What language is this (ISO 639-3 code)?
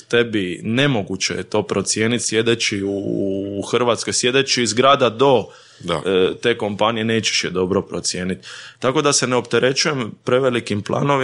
hrv